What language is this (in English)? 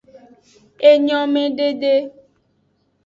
Aja (Benin)